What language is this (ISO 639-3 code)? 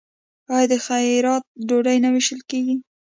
pus